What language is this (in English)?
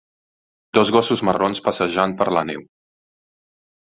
Catalan